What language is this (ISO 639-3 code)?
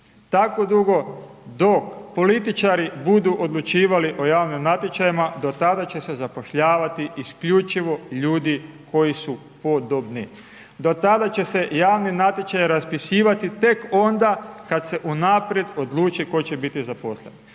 hrv